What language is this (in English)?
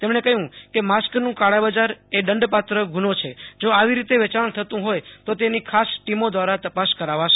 Gujarati